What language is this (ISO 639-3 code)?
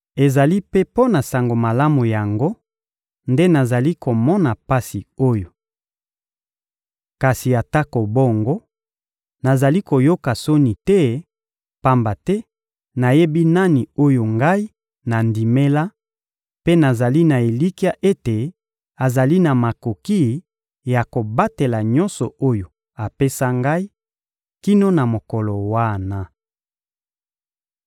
lin